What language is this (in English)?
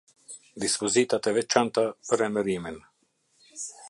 Albanian